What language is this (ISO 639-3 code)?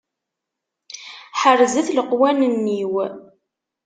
kab